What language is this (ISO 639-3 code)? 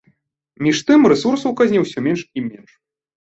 bel